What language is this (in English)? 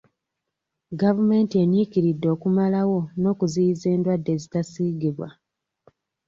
Ganda